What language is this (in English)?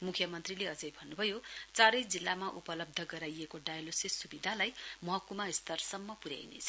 Nepali